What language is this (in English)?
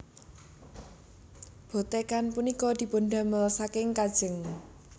Javanese